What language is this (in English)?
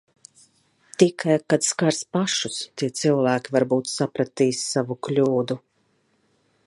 Latvian